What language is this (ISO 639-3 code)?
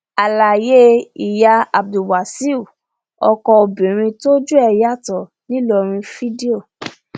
yor